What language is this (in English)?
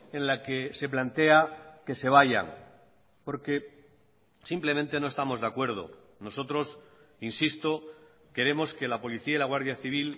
Spanish